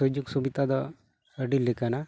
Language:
Santali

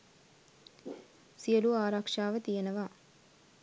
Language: Sinhala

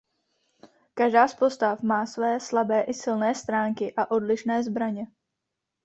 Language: Czech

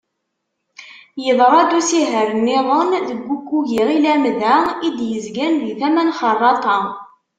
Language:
Kabyle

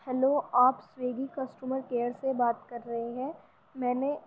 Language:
Urdu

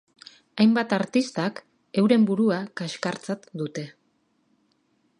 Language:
Basque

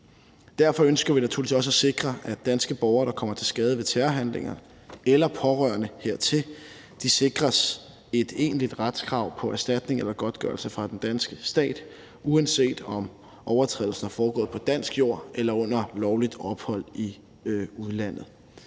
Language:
Danish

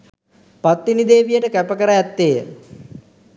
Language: Sinhala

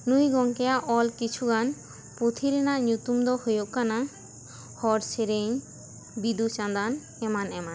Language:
Santali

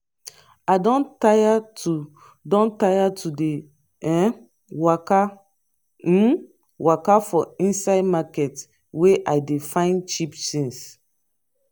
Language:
Nigerian Pidgin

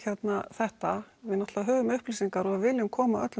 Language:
Icelandic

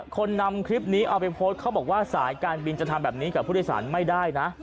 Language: Thai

